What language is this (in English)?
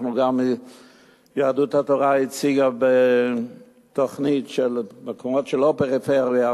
Hebrew